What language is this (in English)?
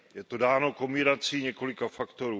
Czech